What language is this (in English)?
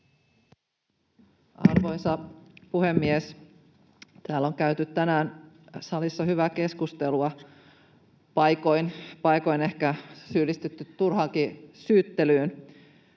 Finnish